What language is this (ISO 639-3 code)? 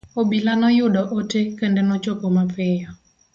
luo